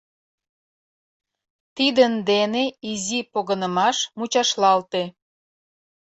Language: Mari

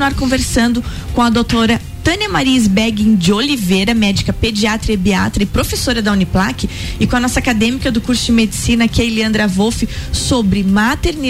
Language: Portuguese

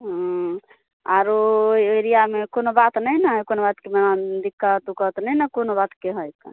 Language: Maithili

